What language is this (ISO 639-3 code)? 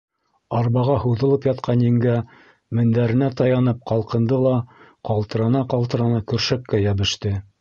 bak